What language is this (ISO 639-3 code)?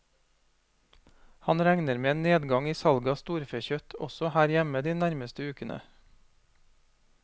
nor